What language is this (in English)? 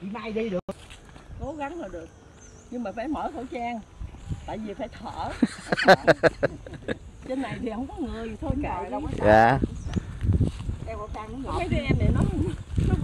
Vietnamese